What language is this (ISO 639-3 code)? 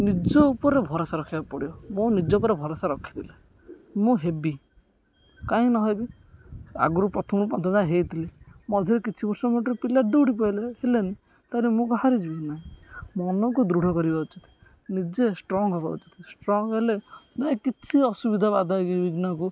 ori